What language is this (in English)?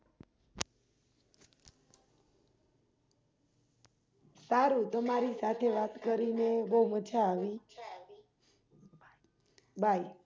Gujarati